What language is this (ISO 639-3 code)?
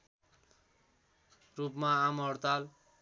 nep